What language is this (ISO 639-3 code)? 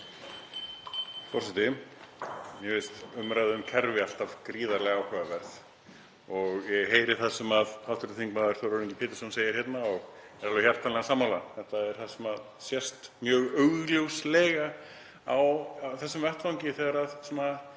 isl